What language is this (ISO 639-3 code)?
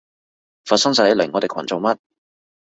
yue